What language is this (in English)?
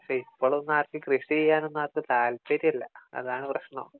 Malayalam